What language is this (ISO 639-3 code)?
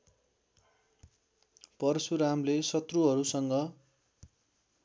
nep